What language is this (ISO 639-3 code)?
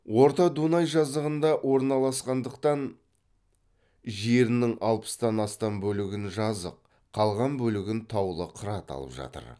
kaz